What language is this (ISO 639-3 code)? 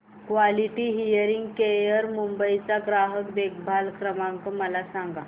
mar